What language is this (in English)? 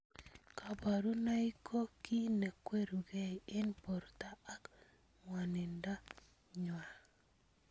Kalenjin